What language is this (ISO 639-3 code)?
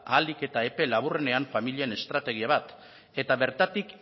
eus